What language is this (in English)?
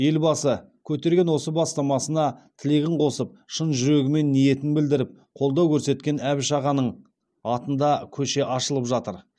Kazakh